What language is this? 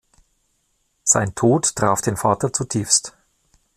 German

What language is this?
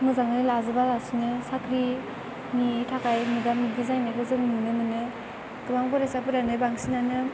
Bodo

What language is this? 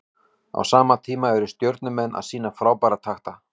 Icelandic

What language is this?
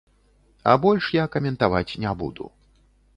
Belarusian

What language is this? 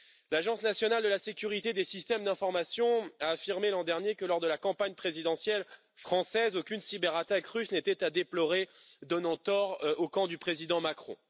French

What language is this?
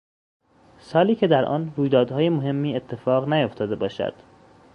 Persian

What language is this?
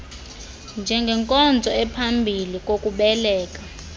Xhosa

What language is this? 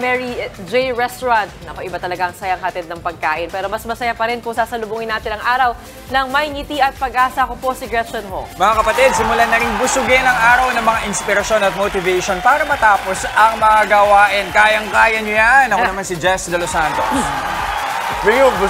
Filipino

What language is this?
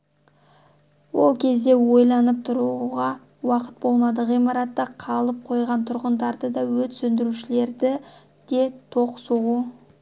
Kazakh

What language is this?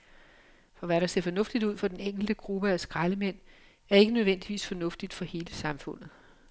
Danish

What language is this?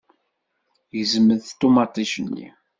Kabyle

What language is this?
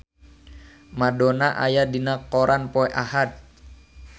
Sundanese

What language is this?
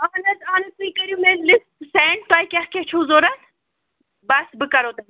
Kashmiri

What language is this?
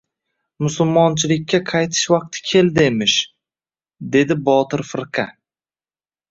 Uzbek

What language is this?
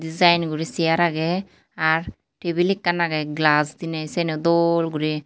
Chakma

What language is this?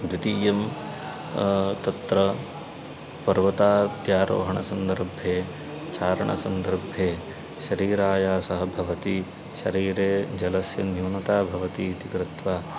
Sanskrit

